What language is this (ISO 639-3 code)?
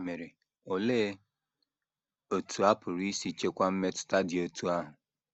ibo